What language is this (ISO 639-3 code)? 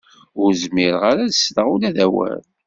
kab